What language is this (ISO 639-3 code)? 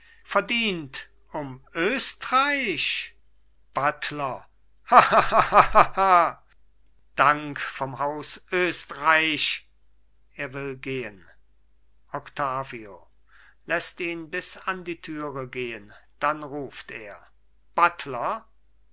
deu